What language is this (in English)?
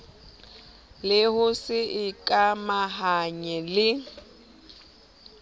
Southern Sotho